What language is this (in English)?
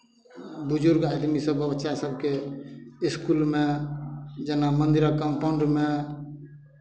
Maithili